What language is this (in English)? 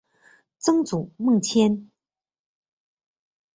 Chinese